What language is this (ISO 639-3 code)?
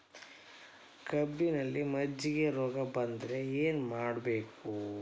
kan